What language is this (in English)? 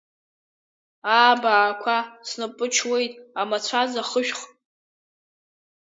Abkhazian